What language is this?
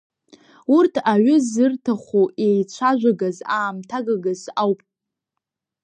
Abkhazian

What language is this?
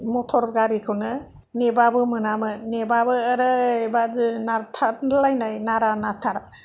Bodo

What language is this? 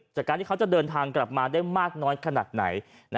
Thai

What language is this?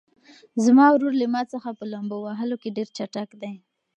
Pashto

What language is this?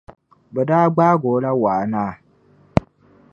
Dagbani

